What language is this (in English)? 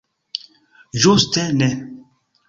Esperanto